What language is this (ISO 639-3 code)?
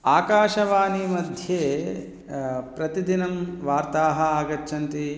san